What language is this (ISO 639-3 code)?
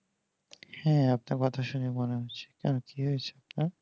ben